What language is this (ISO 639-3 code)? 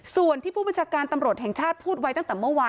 tha